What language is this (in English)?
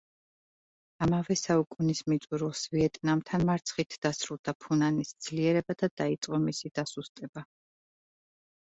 Georgian